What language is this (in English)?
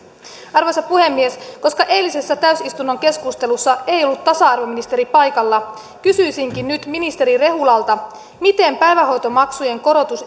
Finnish